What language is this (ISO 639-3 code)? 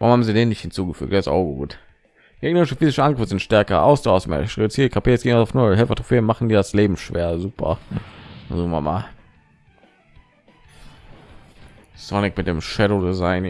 deu